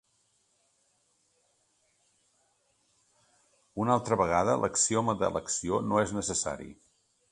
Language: Catalan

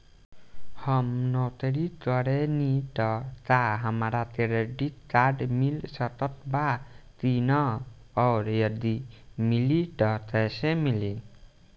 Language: Bhojpuri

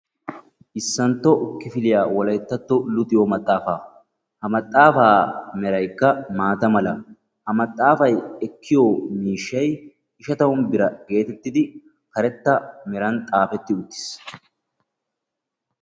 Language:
Wolaytta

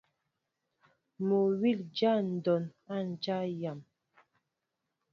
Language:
Mbo (Cameroon)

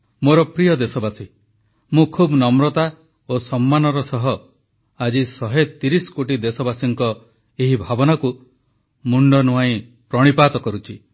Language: Odia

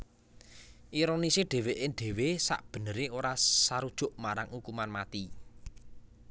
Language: Javanese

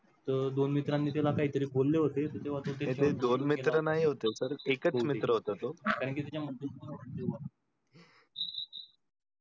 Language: Marathi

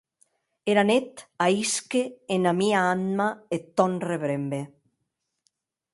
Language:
Occitan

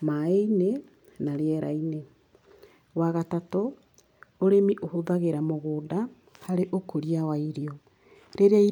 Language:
Kikuyu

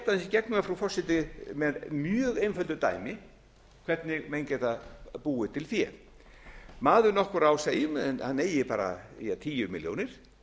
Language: Icelandic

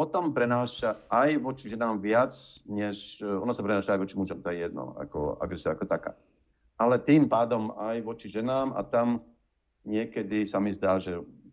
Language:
Slovak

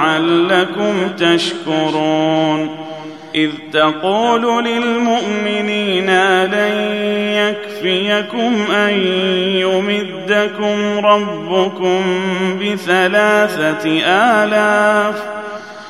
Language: Arabic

